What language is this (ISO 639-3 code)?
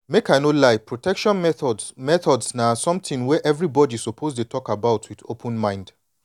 pcm